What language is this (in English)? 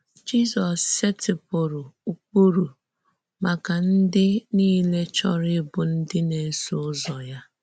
Igbo